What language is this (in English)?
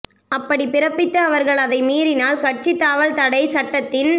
Tamil